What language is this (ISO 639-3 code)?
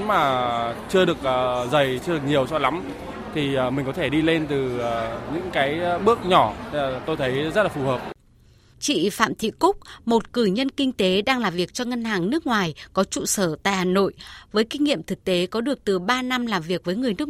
vie